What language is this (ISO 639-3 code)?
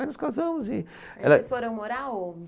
por